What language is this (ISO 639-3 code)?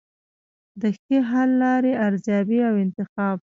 pus